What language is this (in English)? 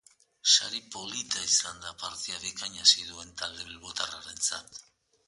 Basque